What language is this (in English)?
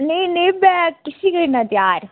Dogri